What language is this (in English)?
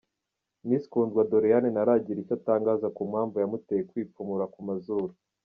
Kinyarwanda